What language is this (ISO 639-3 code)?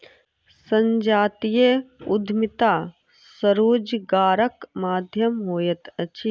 mai